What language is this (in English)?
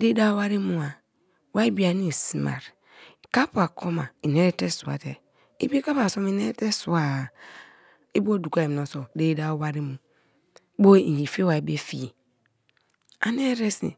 Kalabari